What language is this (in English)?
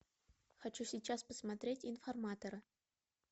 Russian